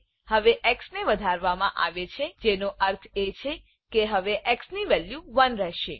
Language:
Gujarati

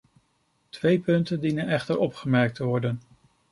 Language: Dutch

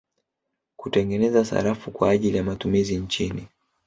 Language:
Swahili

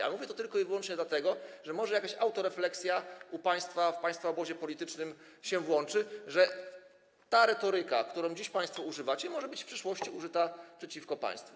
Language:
Polish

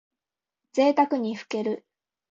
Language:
Japanese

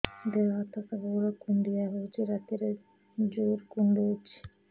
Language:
Odia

